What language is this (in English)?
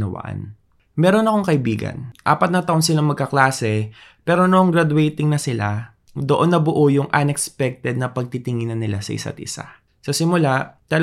Filipino